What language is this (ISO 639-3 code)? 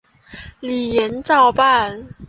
zho